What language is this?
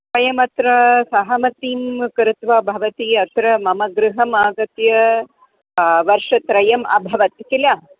Sanskrit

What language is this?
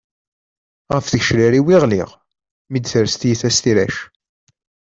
Kabyle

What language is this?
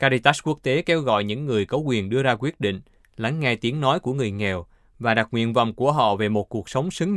Vietnamese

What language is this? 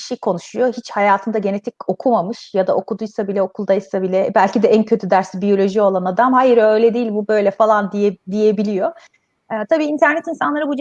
Turkish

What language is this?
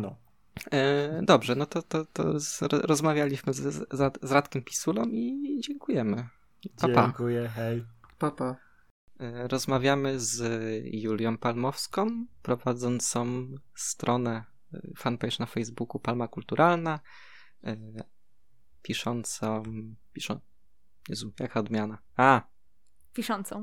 Polish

